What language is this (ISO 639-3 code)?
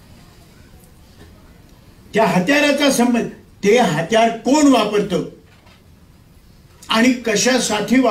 hin